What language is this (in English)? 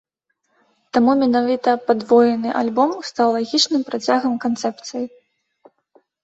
Belarusian